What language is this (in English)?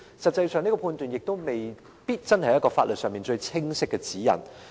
Cantonese